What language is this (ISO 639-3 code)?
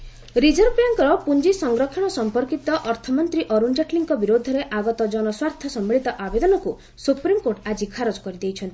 ori